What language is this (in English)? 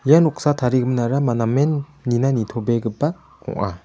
Garo